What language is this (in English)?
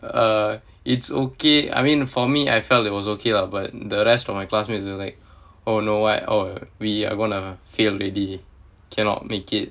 English